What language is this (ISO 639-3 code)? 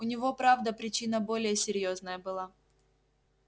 rus